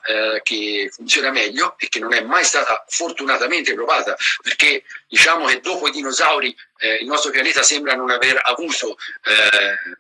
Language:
Italian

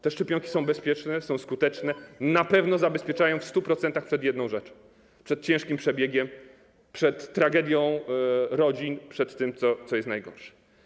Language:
Polish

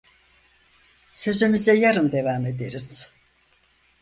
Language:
Turkish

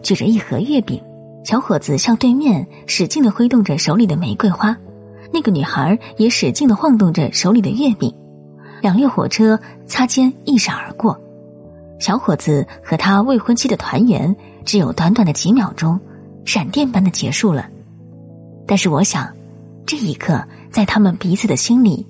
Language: Chinese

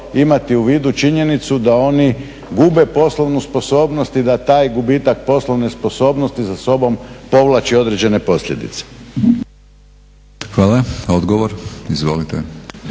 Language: Croatian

